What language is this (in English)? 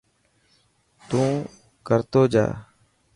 Dhatki